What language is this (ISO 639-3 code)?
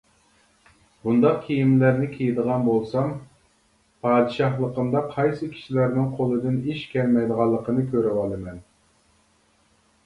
uig